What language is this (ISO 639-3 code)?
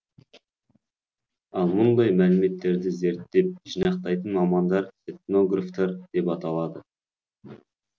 kaz